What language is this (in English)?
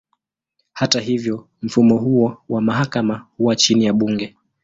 Swahili